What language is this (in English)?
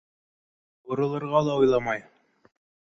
Bashkir